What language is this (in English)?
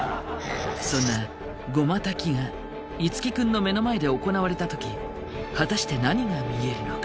Japanese